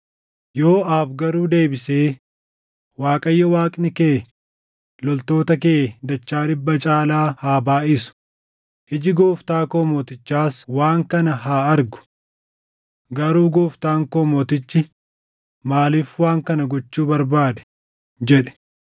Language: Oromo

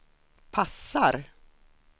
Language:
Swedish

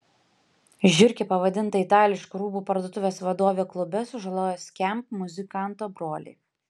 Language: Lithuanian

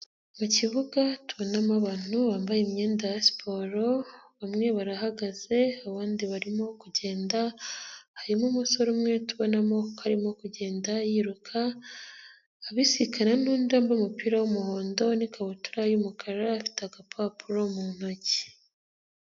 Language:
Kinyarwanda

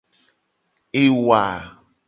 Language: Gen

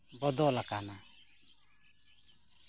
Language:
Santali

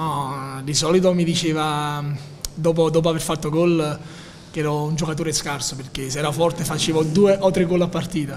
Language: Italian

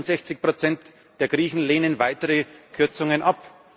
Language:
German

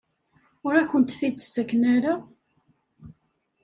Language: Kabyle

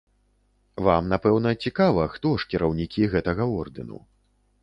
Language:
Belarusian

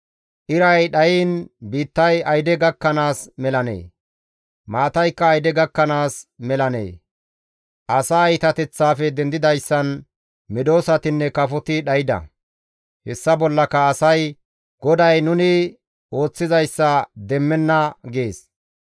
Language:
Gamo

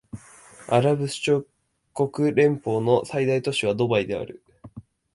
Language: Japanese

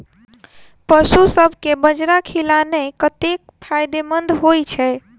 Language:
Maithili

